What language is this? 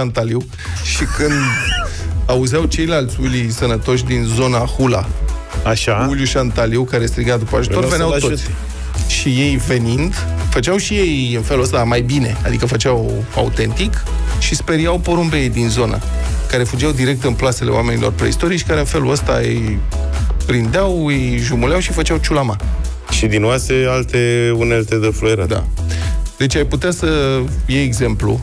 Romanian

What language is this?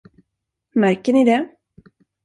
Swedish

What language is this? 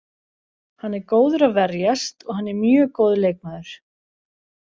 Icelandic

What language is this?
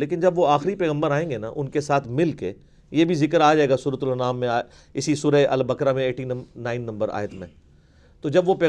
Urdu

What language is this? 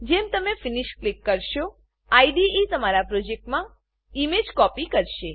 Gujarati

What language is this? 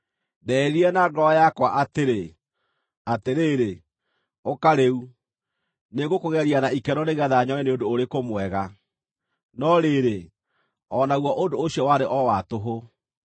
Kikuyu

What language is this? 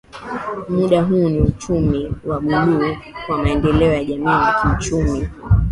Swahili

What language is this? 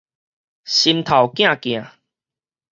Min Nan Chinese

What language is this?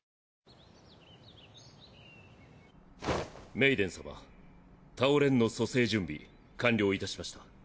Japanese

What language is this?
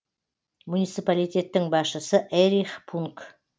Kazakh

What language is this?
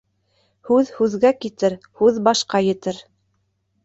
Bashkir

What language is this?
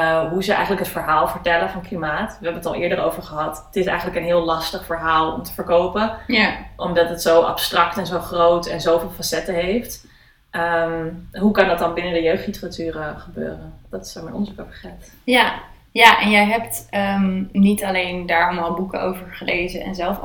Dutch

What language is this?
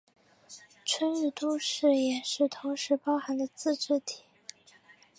Chinese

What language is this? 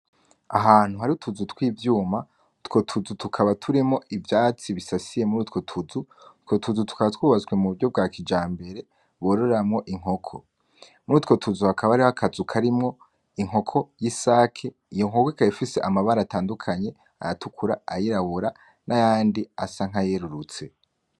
Rundi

